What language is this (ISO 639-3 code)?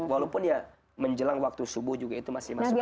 ind